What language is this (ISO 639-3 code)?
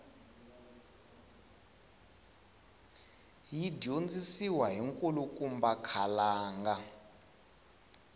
tso